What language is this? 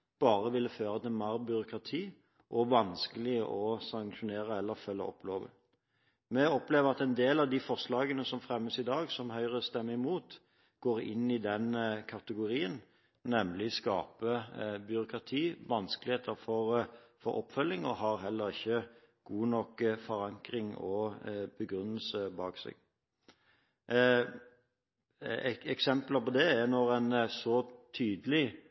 Norwegian Bokmål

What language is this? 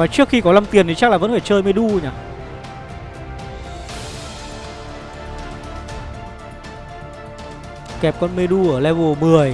Vietnamese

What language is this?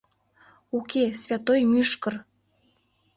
Mari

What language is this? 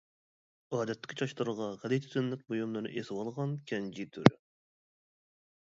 Uyghur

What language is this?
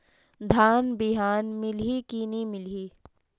Chhattisgarhi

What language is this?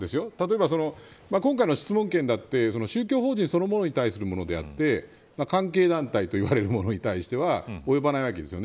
Japanese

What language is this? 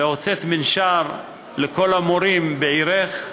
Hebrew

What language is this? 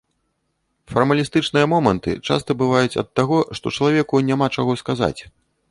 Belarusian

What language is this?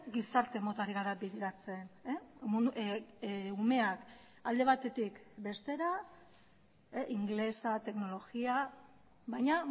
Basque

